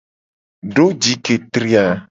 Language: Gen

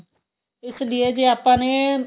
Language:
Punjabi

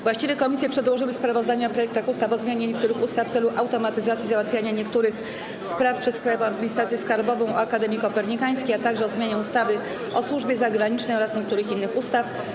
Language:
Polish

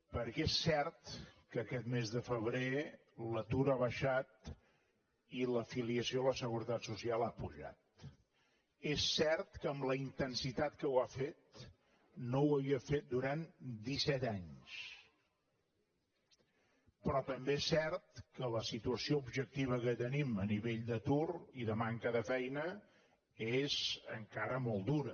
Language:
Catalan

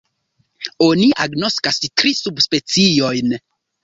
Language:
Esperanto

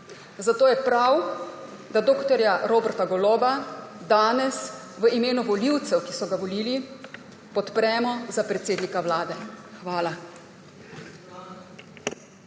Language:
Slovenian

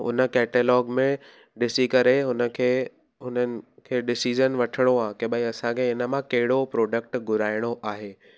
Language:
Sindhi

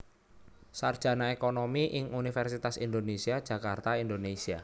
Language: Javanese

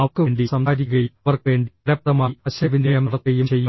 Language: Malayalam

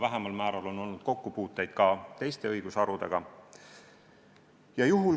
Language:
Estonian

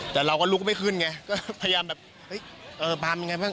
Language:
Thai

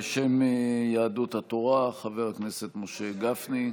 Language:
Hebrew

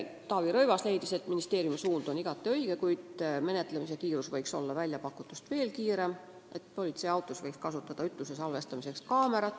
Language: Estonian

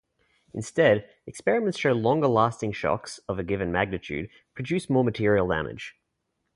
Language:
English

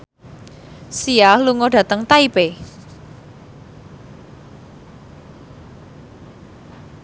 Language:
Javanese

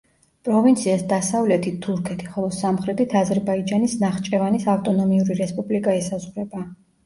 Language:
Georgian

